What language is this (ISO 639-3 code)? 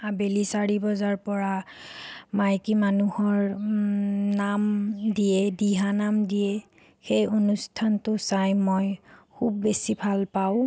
asm